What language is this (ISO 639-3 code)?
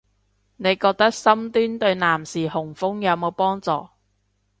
yue